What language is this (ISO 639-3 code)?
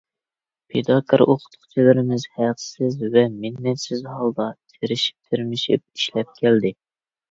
uig